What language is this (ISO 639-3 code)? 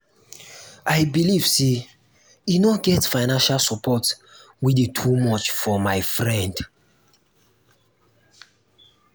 pcm